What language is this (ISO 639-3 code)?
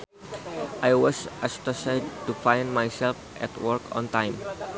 sun